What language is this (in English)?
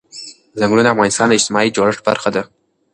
Pashto